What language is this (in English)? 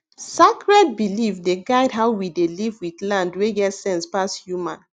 Nigerian Pidgin